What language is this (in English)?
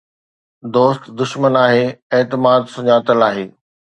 Sindhi